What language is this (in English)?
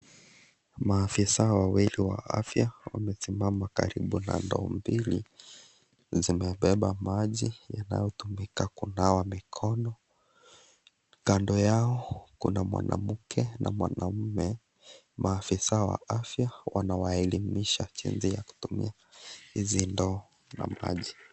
Swahili